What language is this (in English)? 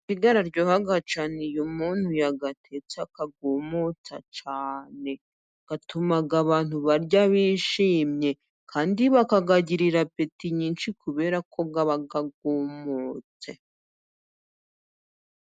Kinyarwanda